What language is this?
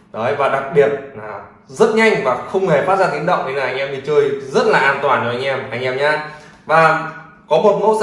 Vietnamese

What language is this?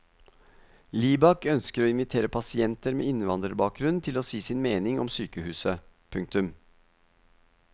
Norwegian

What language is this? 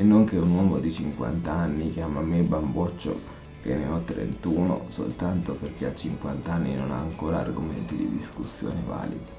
Italian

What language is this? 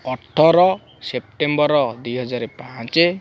Odia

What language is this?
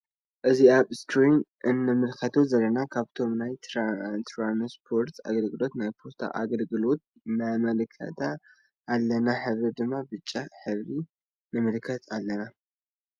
Tigrinya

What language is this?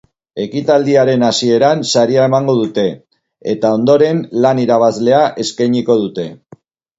Basque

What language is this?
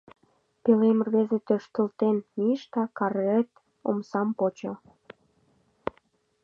Mari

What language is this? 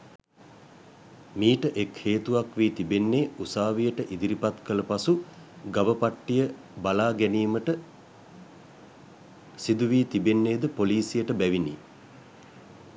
Sinhala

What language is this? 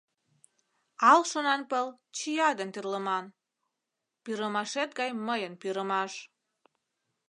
Mari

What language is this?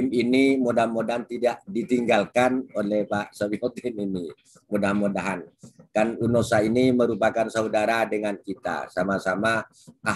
Indonesian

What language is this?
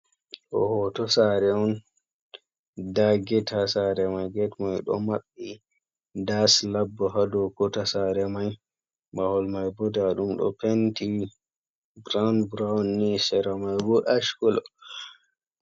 Fula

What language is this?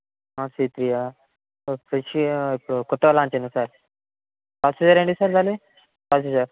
Telugu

